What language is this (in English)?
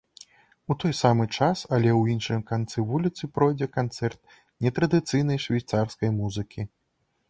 Belarusian